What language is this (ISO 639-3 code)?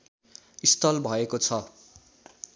nep